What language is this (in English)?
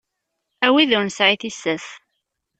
Kabyle